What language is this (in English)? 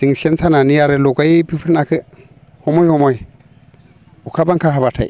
Bodo